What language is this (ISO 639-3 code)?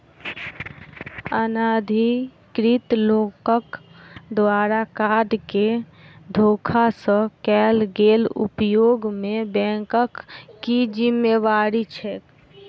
mai